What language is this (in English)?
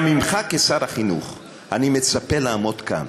Hebrew